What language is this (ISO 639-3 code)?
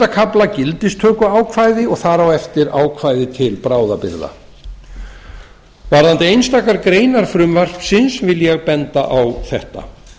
isl